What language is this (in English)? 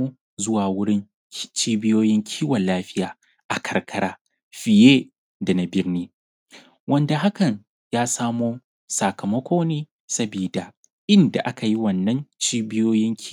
Hausa